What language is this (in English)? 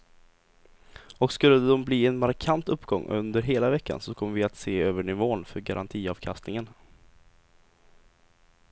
Swedish